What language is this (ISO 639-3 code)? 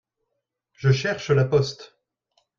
fra